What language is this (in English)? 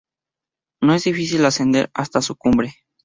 Spanish